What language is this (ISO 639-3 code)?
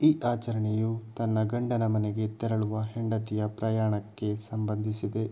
kan